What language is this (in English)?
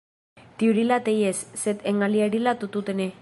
Esperanto